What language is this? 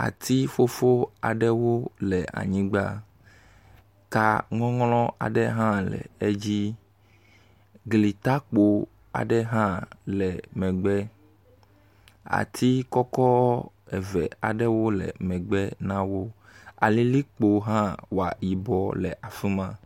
Ewe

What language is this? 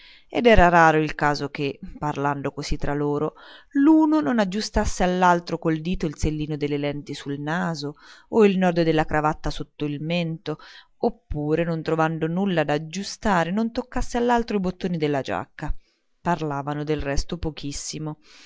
Italian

